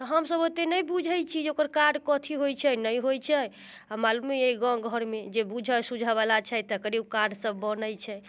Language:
Maithili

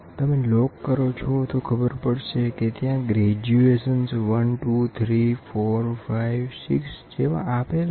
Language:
Gujarati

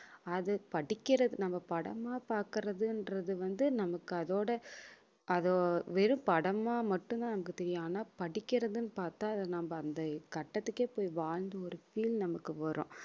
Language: Tamil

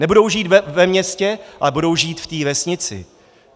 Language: Czech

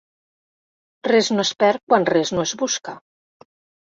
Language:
Catalan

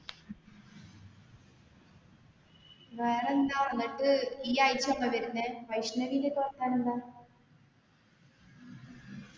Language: Malayalam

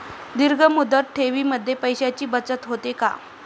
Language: Marathi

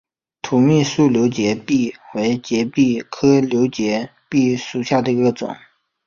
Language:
Chinese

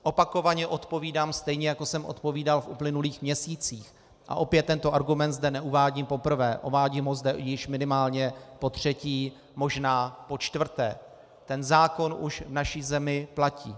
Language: Czech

